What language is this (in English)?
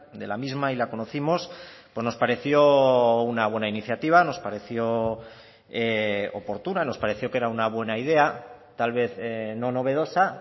Spanish